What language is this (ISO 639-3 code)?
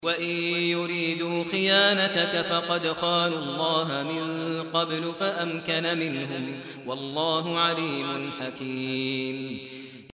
ara